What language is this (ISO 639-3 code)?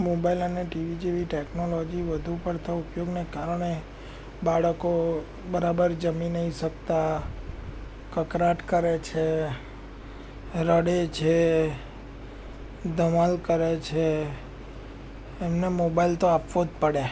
guj